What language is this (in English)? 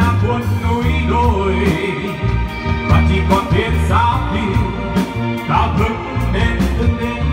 Thai